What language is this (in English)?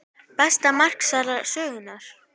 Icelandic